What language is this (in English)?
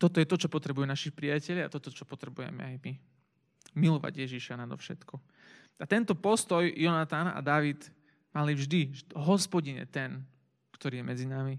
Slovak